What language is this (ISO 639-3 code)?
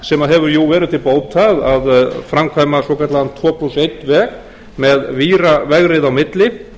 isl